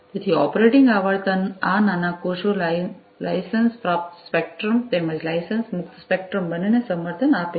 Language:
Gujarati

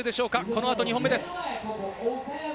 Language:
Japanese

